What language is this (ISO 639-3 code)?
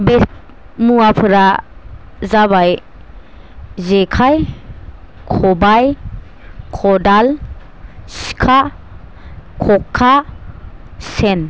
brx